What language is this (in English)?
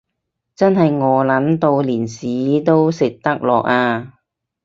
Cantonese